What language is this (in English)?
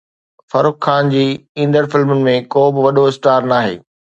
Sindhi